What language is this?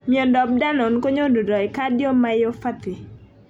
Kalenjin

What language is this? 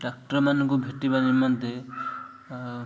Odia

